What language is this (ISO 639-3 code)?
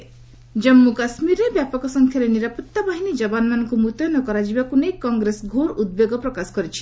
ori